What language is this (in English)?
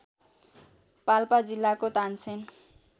Nepali